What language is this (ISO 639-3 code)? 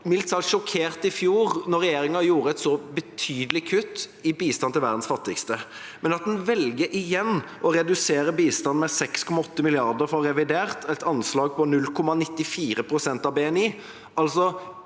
nor